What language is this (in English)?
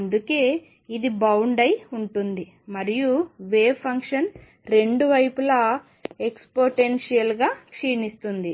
Telugu